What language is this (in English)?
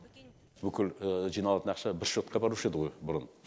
Kazakh